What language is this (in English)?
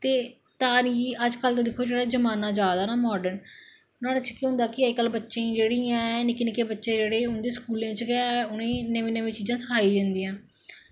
Dogri